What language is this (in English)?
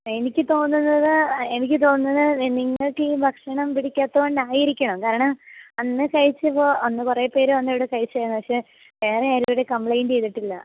Malayalam